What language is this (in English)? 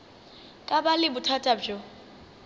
Northern Sotho